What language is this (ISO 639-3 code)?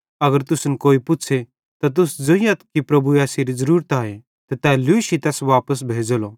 bhd